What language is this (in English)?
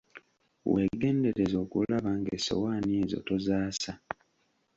Ganda